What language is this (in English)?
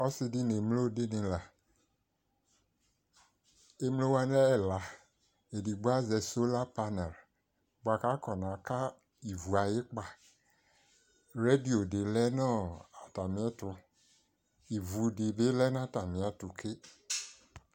Ikposo